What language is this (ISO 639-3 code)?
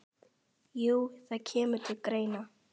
isl